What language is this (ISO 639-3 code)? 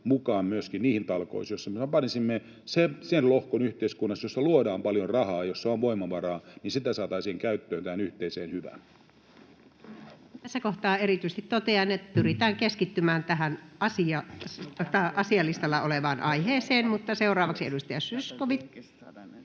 fin